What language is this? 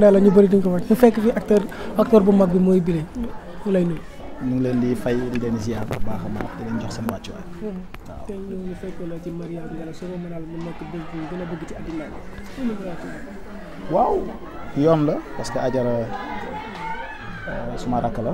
Arabic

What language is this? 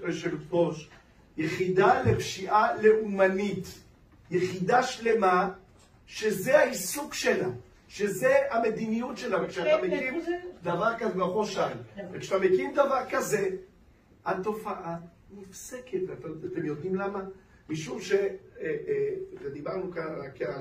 Hebrew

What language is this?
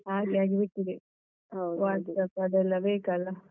Kannada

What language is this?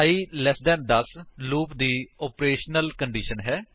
Punjabi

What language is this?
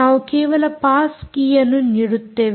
Kannada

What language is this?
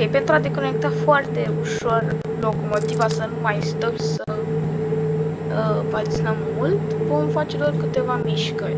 Romanian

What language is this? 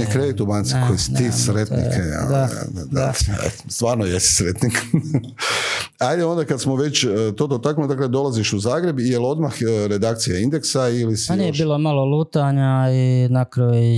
Croatian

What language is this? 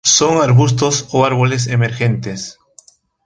Spanish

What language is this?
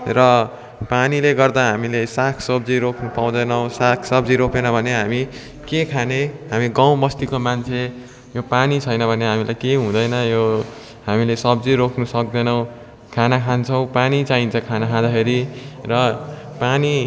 Nepali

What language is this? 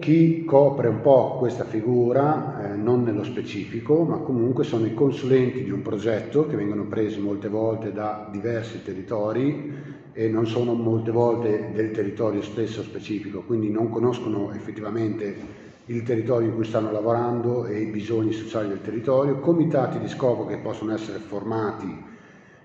Italian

